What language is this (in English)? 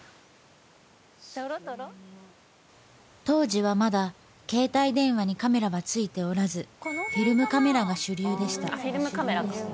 Japanese